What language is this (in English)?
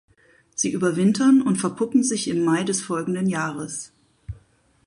German